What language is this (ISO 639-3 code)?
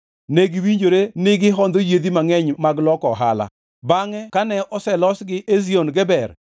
luo